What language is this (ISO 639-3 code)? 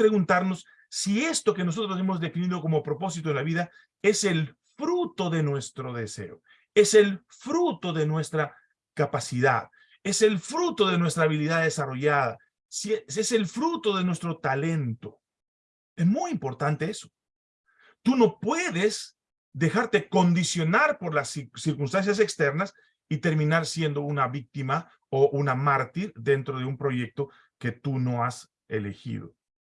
spa